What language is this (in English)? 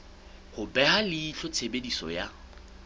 Southern Sotho